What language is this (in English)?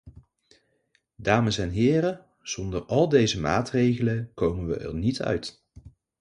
Dutch